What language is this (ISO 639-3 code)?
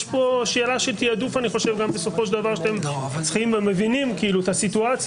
heb